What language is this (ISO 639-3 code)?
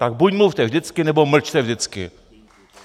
ces